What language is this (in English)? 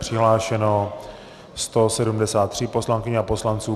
Czech